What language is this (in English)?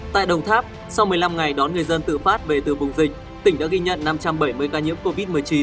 Vietnamese